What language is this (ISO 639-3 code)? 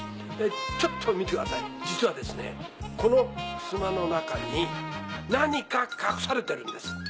jpn